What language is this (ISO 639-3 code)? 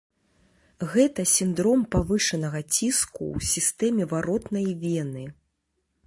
bel